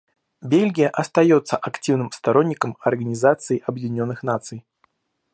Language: Russian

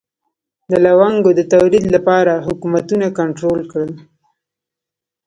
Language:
Pashto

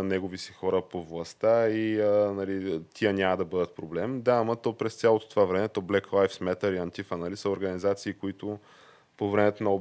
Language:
Bulgarian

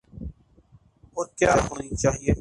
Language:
Urdu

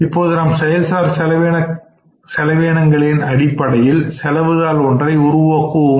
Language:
Tamil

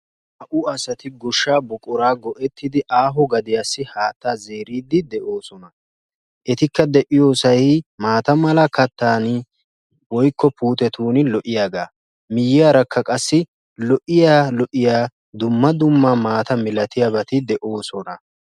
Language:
Wolaytta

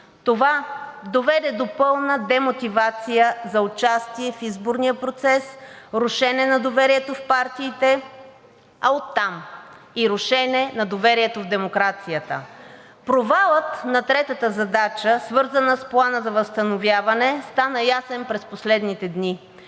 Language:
Bulgarian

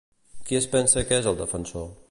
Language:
Catalan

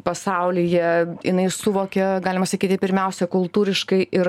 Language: Lithuanian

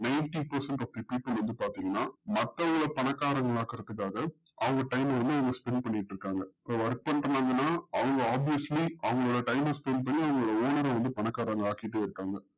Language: Tamil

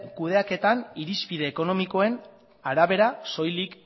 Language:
Basque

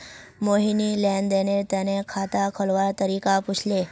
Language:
Magahi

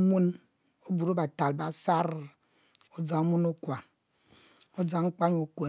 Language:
Mbe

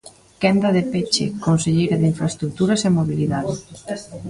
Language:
Galician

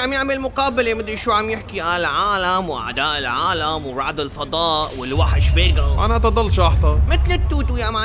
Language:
Arabic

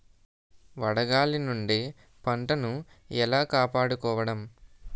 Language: Telugu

